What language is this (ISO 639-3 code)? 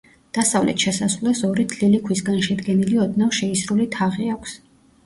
kat